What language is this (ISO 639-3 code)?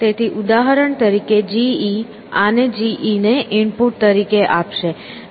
guj